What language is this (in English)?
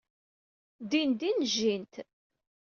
Kabyle